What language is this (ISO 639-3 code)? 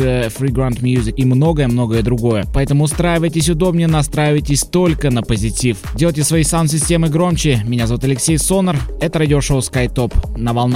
rus